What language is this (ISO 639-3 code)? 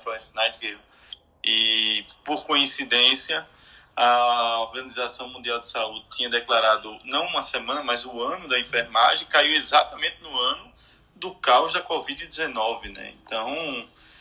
por